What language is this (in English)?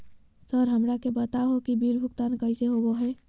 Magahi